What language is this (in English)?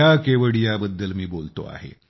Marathi